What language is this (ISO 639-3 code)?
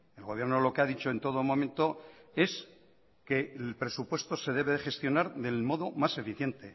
spa